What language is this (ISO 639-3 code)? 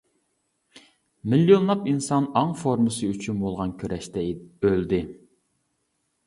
uig